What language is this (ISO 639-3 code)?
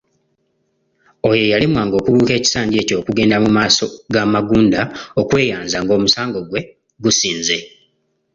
lug